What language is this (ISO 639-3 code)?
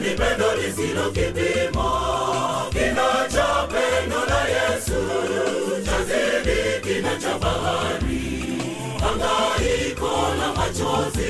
swa